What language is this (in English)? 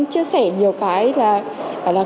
Vietnamese